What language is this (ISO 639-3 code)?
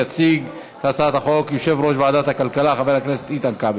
heb